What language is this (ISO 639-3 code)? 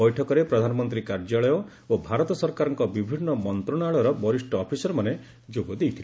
ori